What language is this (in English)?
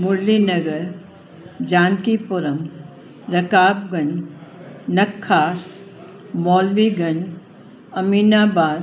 Sindhi